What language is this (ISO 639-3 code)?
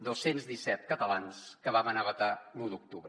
cat